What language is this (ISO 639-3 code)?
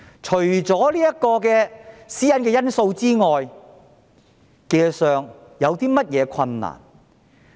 yue